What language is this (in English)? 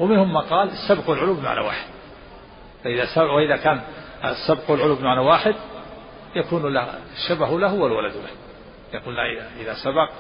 Arabic